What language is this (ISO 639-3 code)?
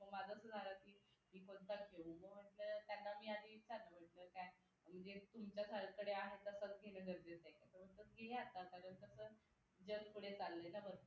mar